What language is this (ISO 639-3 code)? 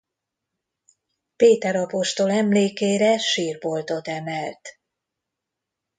hun